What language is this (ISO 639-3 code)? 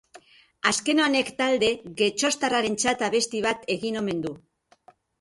eus